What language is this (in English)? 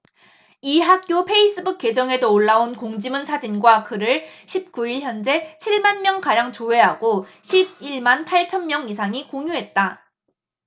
Korean